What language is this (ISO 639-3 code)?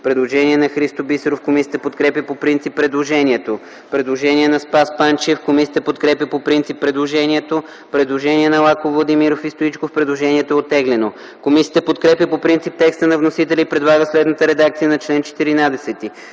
bul